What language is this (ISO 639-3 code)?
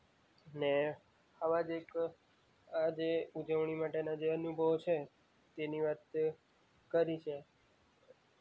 guj